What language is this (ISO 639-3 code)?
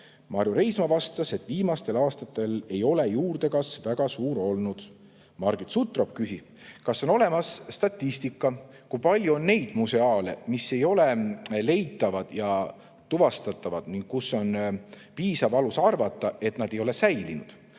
est